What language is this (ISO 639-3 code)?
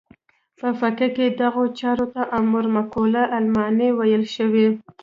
pus